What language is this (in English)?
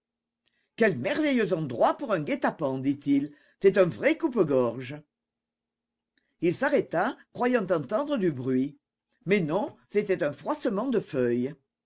French